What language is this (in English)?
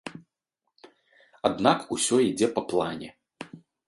Belarusian